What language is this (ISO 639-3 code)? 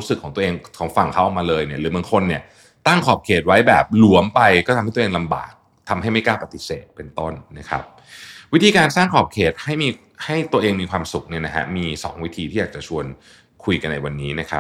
tha